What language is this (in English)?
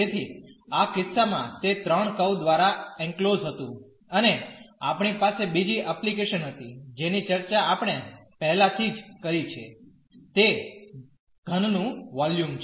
Gujarati